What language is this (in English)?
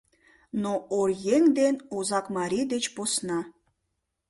Mari